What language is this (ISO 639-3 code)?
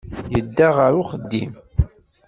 kab